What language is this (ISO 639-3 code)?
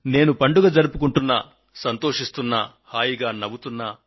tel